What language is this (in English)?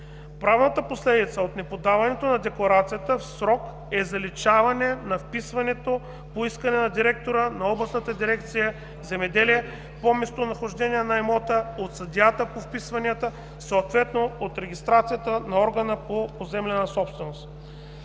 Bulgarian